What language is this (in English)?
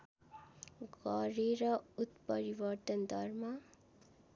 Nepali